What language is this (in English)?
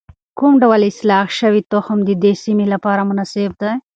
Pashto